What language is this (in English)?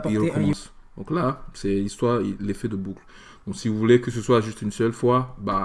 French